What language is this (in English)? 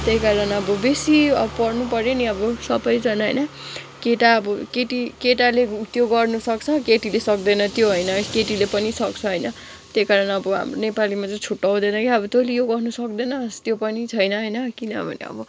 Nepali